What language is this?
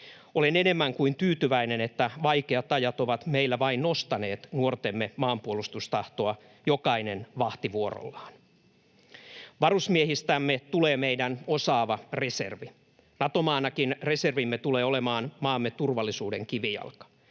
Finnish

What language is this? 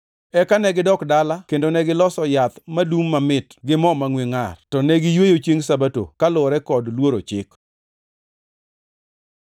Luo (Kenya and Tanzania)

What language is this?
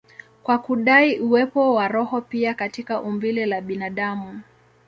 Swahili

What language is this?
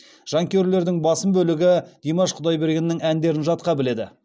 Kazakh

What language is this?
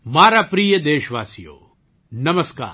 Gujarati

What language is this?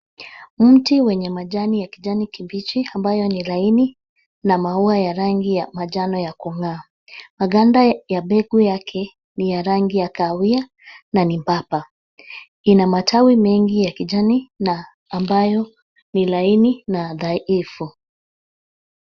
Swahili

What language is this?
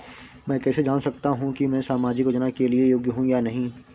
Hindi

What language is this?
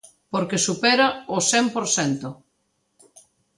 Galician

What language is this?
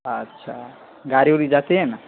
Urdu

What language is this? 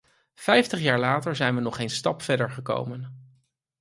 Dutch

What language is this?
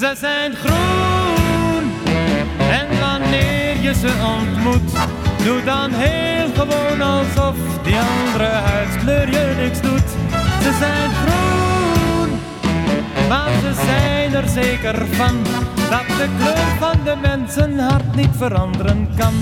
Dutch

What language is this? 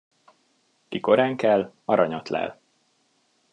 Hungarian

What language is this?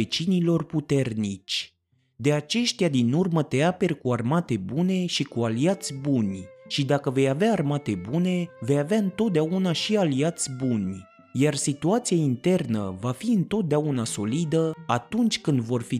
Romanian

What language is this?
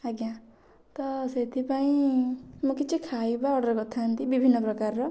Odia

